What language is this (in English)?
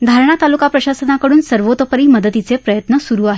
Marathi